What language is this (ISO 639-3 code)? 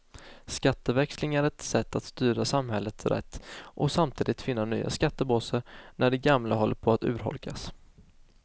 swe